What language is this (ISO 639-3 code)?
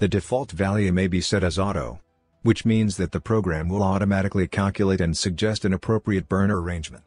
eng